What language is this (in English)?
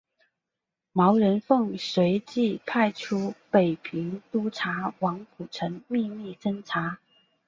Chinese